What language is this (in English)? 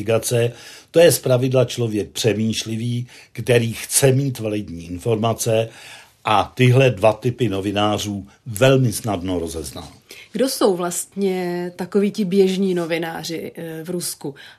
Czech